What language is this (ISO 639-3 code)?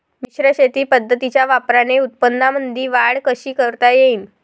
mar